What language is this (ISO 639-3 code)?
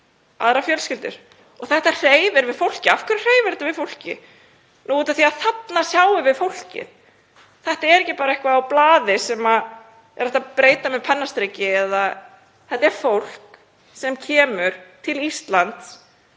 isl